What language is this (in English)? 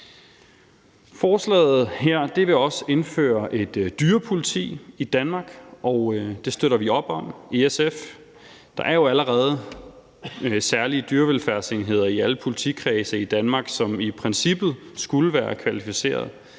Danish